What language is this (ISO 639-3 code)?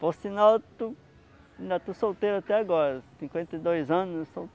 por